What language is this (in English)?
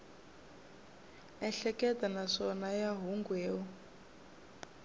Tsonga